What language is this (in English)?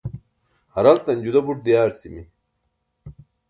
Burushaski